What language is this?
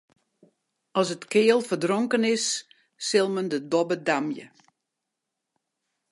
Western Frisian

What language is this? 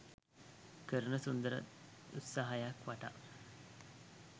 Sinhala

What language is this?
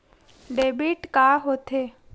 Chhattisgarhi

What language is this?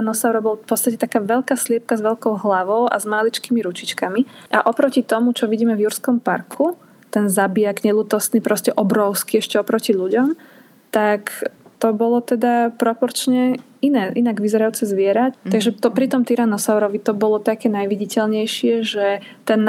Slovak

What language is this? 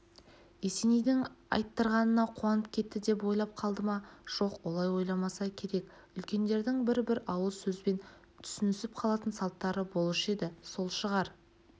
Kazakh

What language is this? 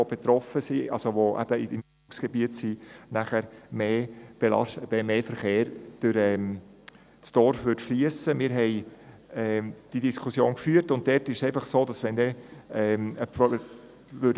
Swiss German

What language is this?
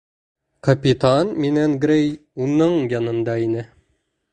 Bashkir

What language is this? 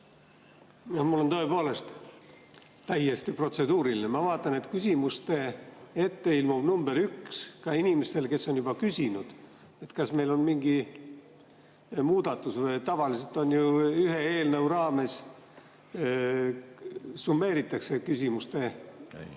Estonian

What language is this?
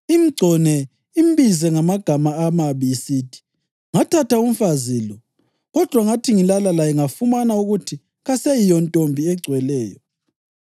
North Ndebele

